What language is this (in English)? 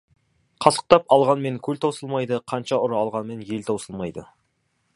Kazakh